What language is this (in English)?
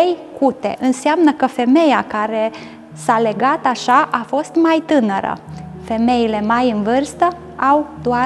Romanian